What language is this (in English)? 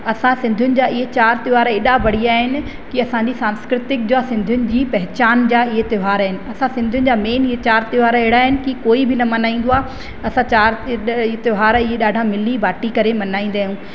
Sindhi